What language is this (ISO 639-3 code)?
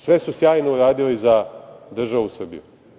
srp